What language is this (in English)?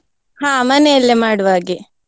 Kannada